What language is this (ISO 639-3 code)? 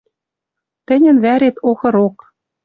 mrj